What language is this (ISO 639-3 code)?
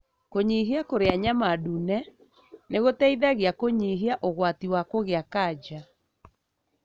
kik